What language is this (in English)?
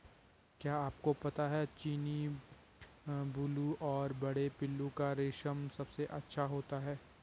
Hindi